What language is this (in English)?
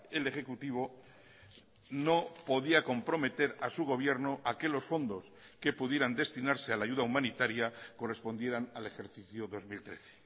Spanish